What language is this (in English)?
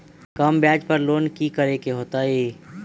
Magahi